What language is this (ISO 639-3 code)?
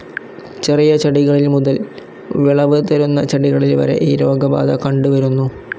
mal